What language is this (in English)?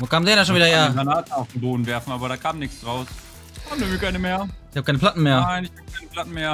German